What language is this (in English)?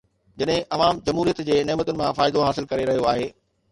Sindhi